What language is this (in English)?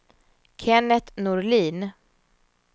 Swedish